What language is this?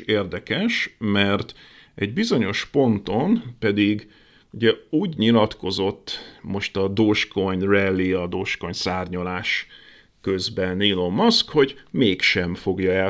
Hungarian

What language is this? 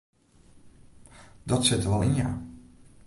Western Frisian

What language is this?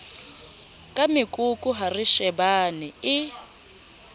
Southern Sotho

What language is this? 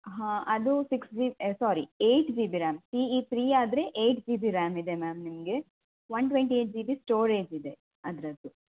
Kannada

